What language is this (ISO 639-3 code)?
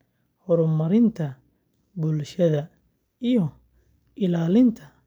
som